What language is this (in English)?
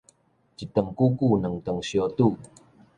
Min Nan Chinese